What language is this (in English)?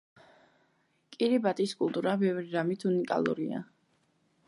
Georgian